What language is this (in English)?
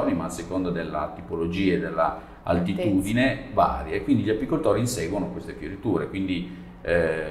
Italian